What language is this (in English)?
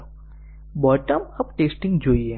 Gujarati